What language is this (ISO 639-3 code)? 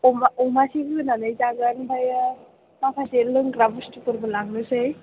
brx